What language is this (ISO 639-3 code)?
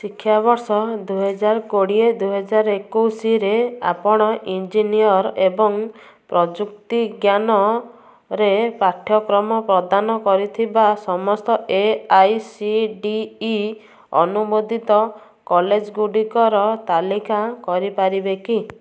ori